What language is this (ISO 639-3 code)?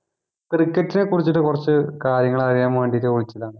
mal